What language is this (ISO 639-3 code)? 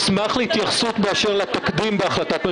heb